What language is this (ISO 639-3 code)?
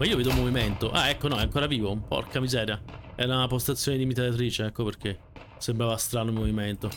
ita